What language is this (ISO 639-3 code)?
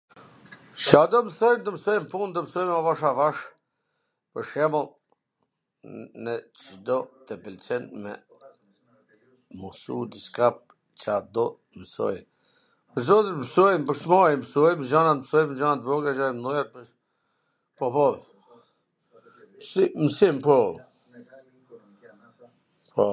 aln